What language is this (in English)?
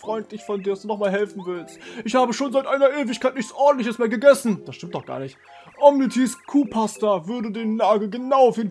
German